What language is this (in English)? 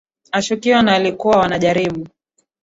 Swahili